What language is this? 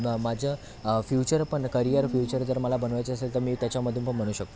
Marathi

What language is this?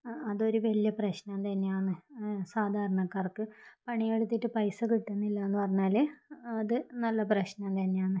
Malayalam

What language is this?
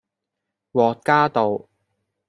Cantonese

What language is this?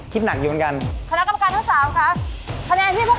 Thai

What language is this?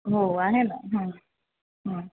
Marathi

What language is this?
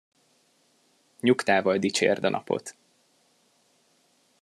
Hungarian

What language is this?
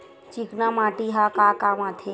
Chhattisgarhi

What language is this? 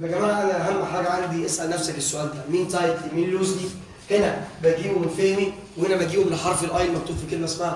Arabic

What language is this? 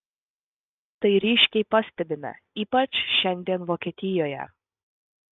Lithuanian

